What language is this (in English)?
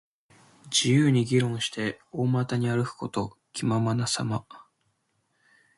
Japanese